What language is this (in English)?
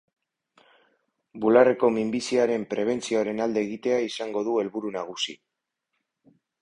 Basque